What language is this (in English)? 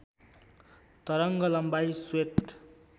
Nepali